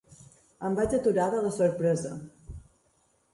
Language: Catalan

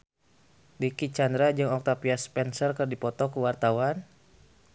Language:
Sundanese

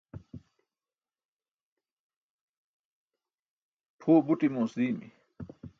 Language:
Burushaski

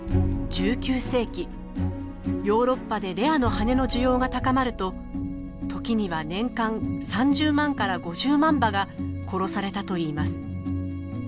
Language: Japanese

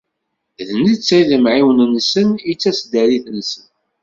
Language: Kabyle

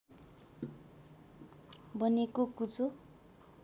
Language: Nepali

